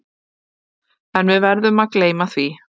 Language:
Icelandic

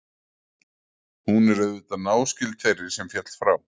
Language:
Icelandic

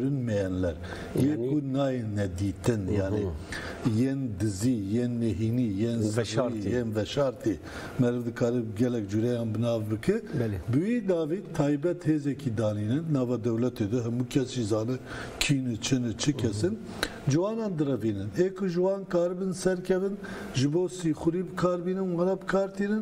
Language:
Turkish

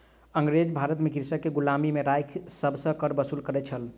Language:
Maithili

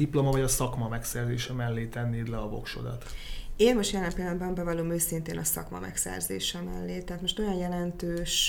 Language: Hungarian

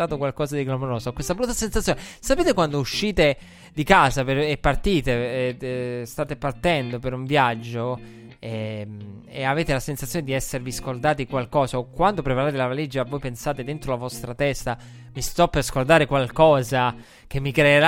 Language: Italian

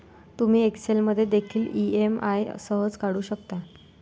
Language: Marathi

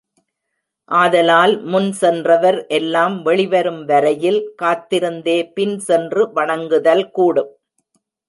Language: Tamil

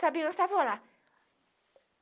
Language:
Portuguese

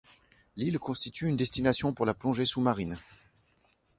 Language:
French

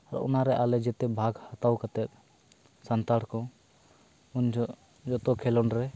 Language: Santali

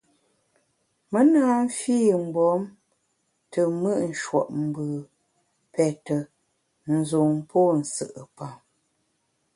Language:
Bamun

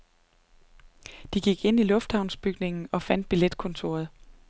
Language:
Danish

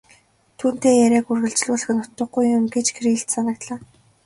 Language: Mongolian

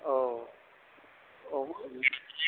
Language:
Bodo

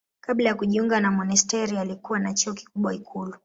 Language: Swahili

